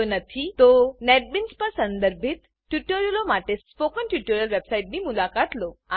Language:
Gujarati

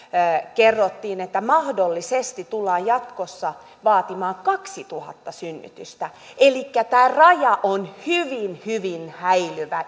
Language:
Finnish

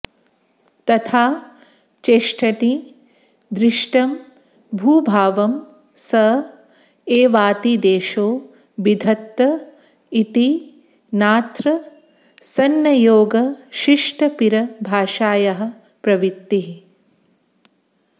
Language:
Sanskrit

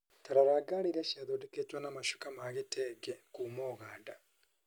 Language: Kikuyu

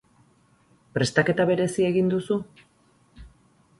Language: Basque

